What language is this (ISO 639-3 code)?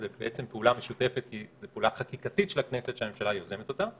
heb